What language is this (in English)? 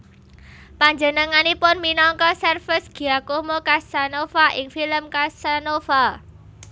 Javanese